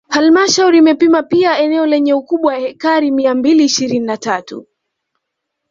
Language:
Swahili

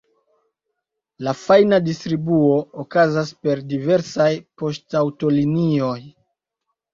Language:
Esperanto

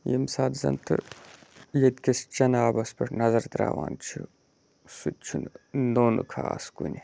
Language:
Kashmiri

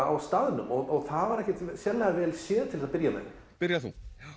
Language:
Icelandic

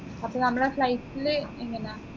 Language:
Malayalam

